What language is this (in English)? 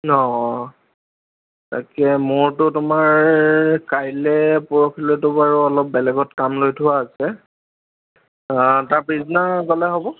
Assamese